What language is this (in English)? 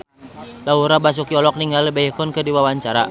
Sundanese